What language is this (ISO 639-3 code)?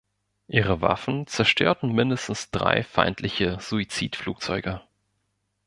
deu